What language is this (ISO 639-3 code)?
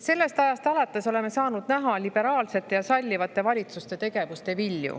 est